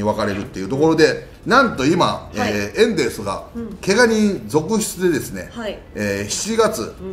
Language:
Japanese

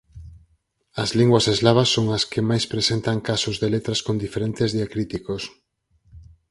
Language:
Galician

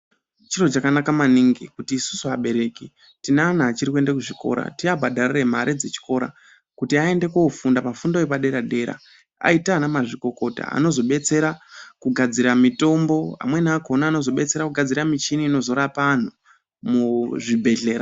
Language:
Ndau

